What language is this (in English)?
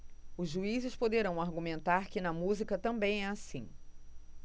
Portuguese